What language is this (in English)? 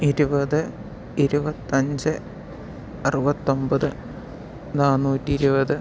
Malayalam